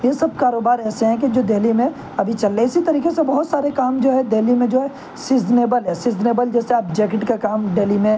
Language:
Urdu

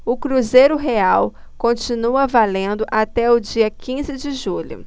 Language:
Portuguese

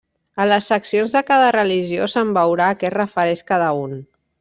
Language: Catalan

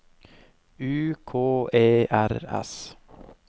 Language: Norwegian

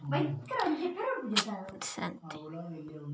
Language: Kannada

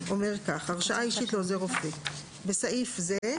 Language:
Hebrew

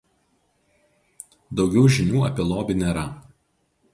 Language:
Lithuanian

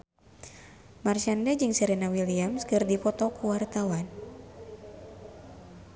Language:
Sundanese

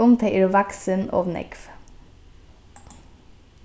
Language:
Faroese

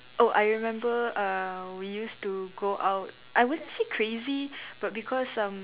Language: English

